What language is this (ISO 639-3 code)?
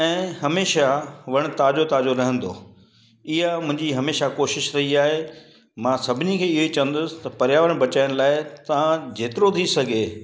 snd